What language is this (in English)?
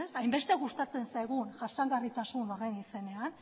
Basque